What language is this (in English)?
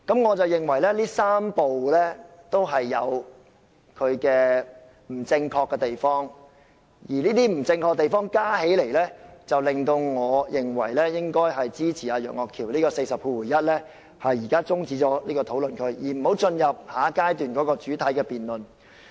Cantonese